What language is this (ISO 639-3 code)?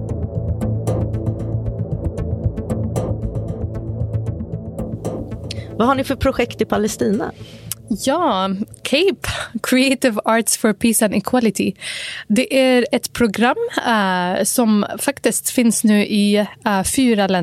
swe